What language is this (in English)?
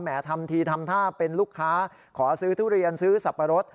Thai